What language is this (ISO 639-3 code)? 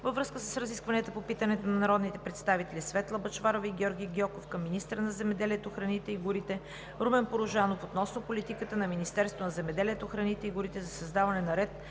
bul